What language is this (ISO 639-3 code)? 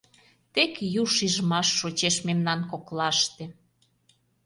chm